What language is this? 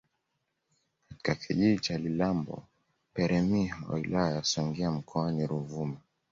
Swahili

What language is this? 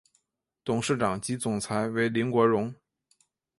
Chinese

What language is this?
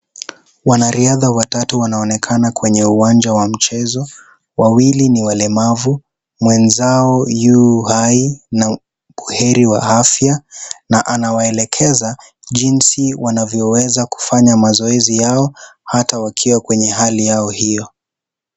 Swahili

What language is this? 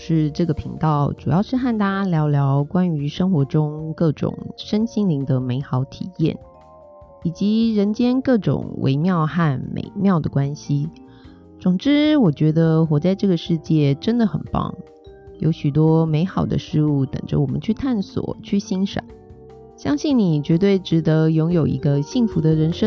Chinese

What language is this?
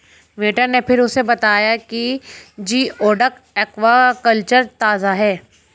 Hindi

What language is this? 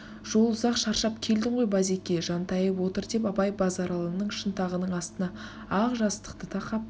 Kazakh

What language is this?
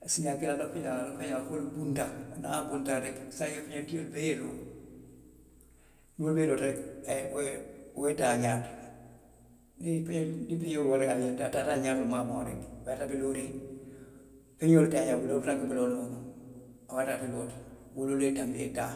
Western Maninkakan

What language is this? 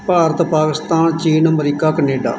Punjabi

